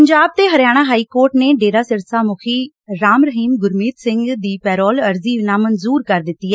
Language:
Punjabi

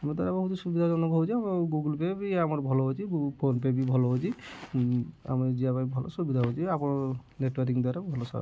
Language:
Odia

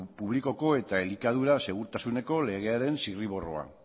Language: Basque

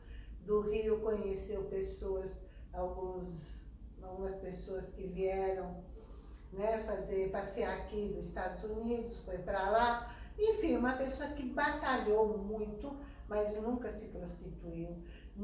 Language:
Portuguese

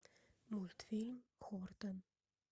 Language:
Russian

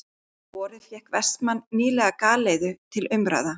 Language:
Icelandic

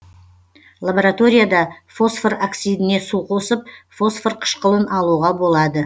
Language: Kazakh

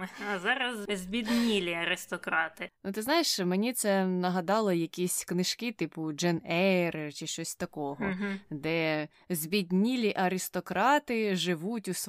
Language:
Ukrainian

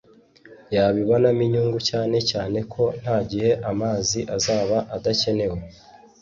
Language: Kinyarwanda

